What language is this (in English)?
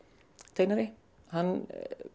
Icelandic